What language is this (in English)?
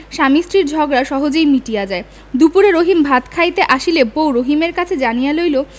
Bangla